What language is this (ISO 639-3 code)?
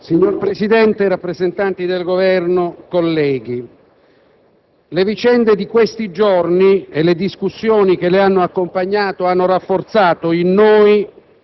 ita